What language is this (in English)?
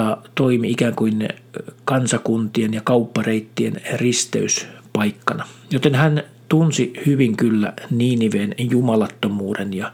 Finnish